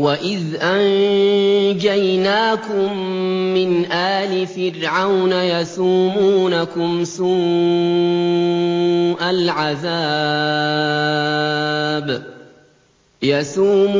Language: Arabic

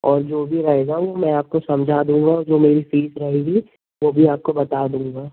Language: Hindi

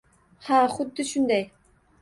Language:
Uzbek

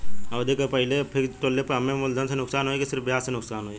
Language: Bhojpuri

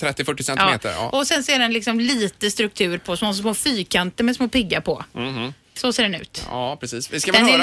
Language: Swedish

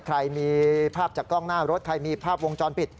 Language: Thai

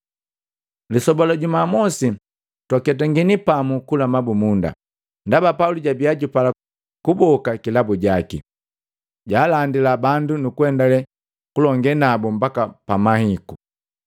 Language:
Matengo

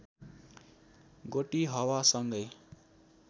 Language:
Nepali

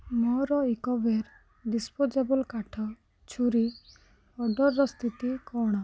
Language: Odia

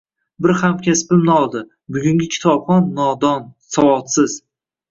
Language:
Uzbek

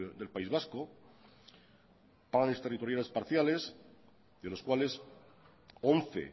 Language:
Spanish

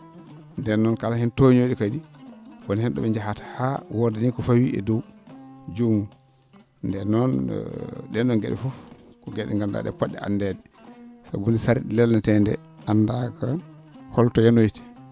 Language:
Fula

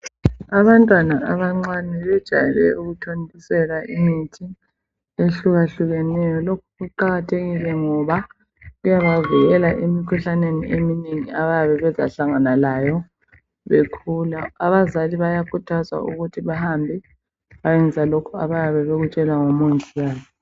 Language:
North Ndebele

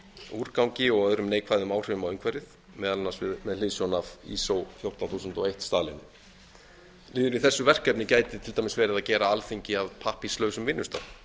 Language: Icelandic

